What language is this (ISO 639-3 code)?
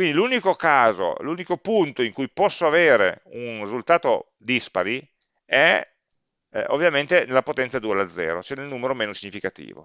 ita